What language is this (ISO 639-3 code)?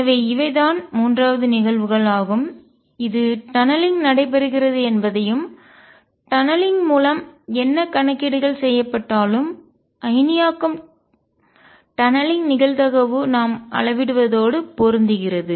tam